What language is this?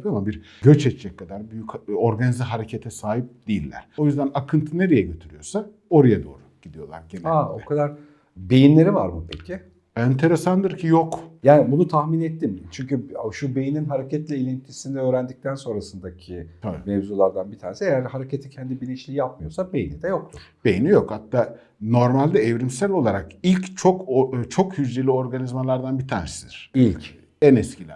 Turkish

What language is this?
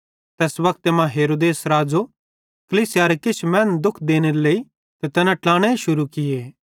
Bhadrawahi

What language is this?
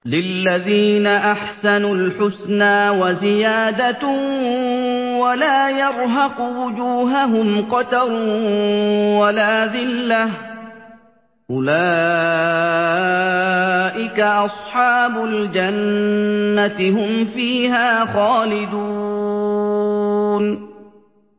Arabic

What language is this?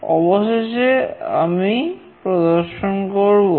Bangla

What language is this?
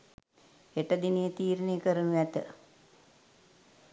Sinhala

